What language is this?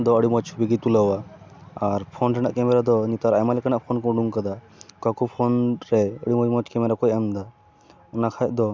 Santali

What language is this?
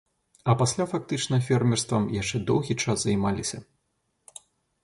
Belarusian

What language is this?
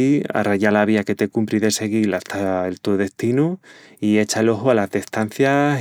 Extremaduran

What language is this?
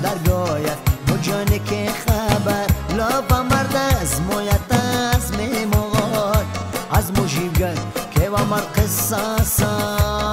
Persian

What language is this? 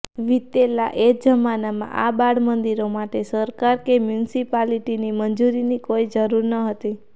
Gujarati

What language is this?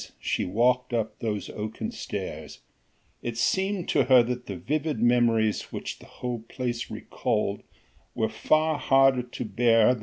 English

